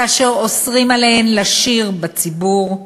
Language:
Hebrew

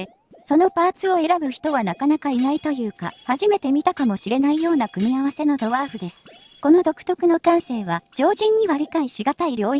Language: Japanese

